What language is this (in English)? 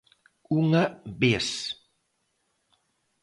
Galician